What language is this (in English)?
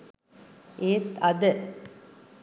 Sinhala